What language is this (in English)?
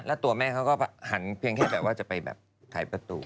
Thai